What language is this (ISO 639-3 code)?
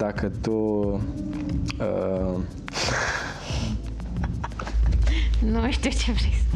ron